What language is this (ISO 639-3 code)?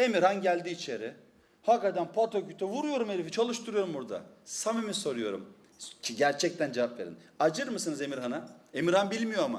tur